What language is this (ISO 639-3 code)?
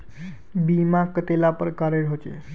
mag